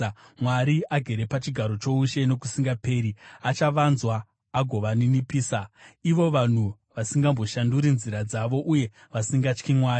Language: Shona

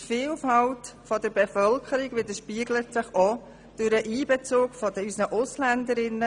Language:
Swiss German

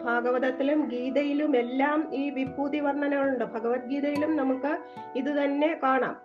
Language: Malayalam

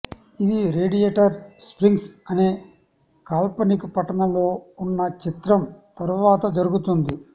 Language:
Telugu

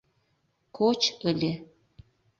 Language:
Mari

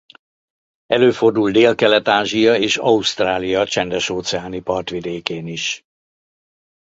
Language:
Hungarian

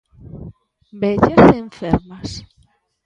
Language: Galician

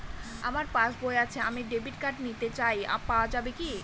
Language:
Bangla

